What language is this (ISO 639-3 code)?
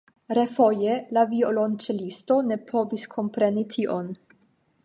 epo